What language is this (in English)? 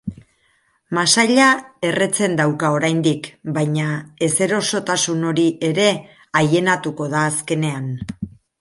Basque